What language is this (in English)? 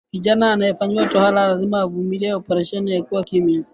Swahili